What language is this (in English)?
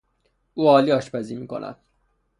Persian